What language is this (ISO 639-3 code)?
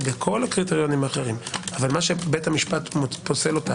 heb